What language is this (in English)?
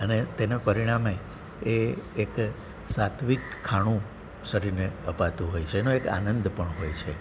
Gujarati